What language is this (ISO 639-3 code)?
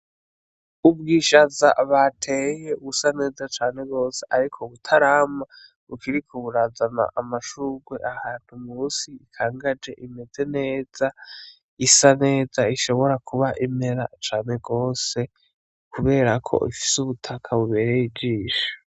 run